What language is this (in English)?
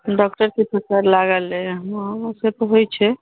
Maithili